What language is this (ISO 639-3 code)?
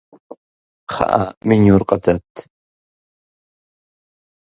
kbd